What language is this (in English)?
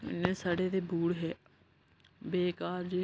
Dogri